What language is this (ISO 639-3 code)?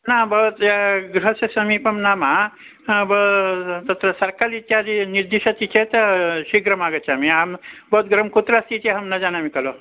san